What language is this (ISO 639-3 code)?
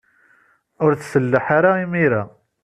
kab